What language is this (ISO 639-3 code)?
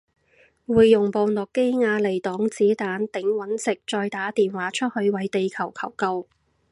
yue